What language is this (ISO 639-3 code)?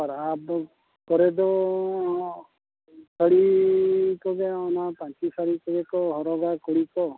sat